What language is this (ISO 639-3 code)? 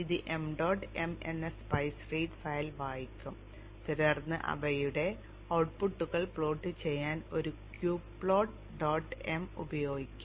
mal